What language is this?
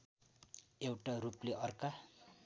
Nepali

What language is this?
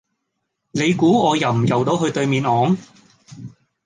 Cantonese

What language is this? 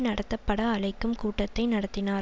Tamil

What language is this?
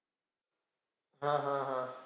Marathi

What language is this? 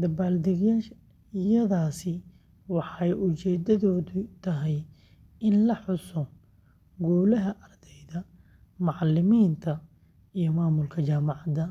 Somali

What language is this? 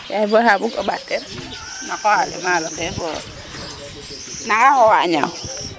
Serer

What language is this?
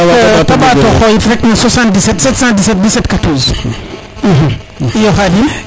Serer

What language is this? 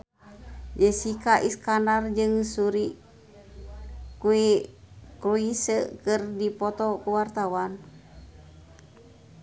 Sundanese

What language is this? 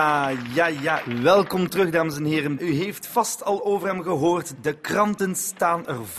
Dutch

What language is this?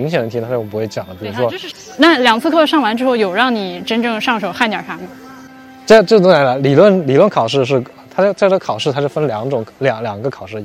Chinese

